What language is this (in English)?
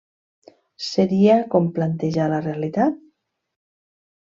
Catalan